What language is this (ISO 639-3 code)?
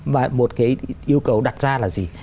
vie